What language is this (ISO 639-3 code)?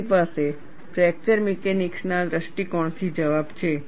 guj